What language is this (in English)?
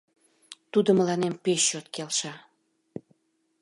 Mari